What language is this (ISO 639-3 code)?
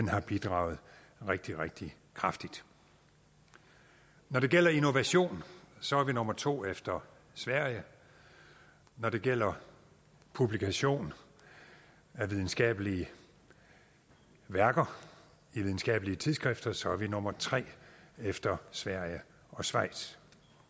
dan